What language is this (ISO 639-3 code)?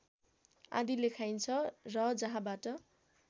nep